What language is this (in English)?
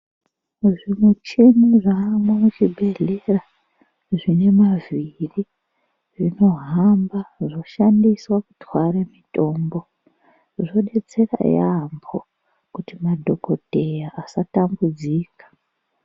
Ndau